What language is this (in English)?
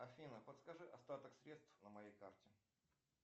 Russian